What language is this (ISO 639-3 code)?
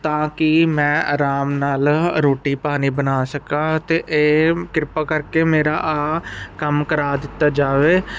pan